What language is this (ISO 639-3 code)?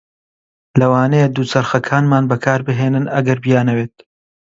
ckb